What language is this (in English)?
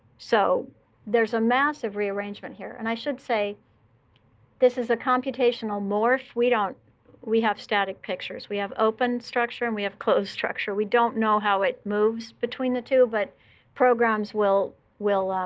English